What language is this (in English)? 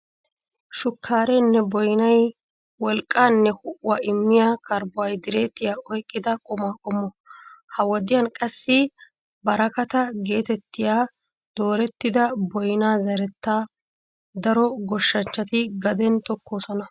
Wolaytta